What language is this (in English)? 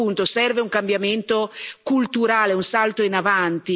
Italian